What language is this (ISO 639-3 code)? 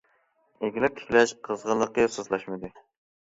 uig